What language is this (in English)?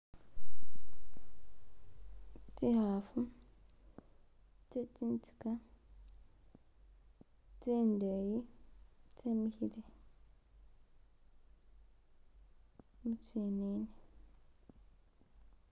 Masaaba